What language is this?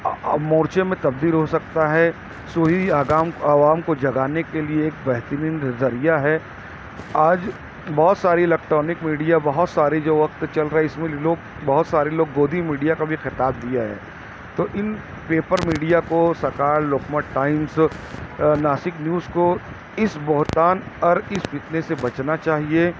Urdu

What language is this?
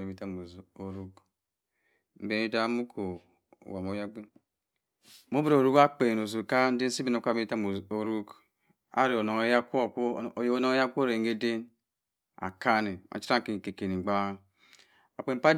Cross River Mbembe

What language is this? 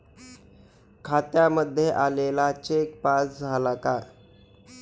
Marathi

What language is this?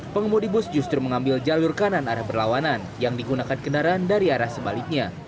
Indonesian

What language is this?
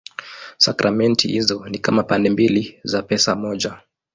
Swahili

